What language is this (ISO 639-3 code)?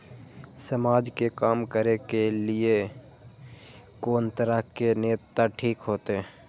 mai